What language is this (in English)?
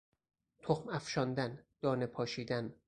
Persian